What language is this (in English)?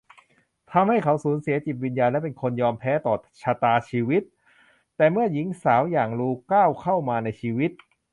Thai